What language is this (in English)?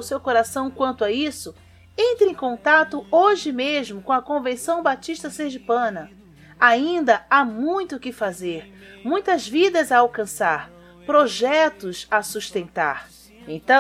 Portuguese